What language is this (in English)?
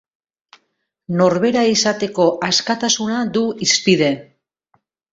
Basque